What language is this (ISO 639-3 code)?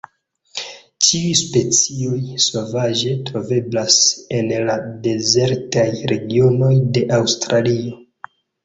epo